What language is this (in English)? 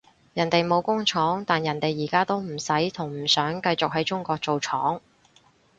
Cantonese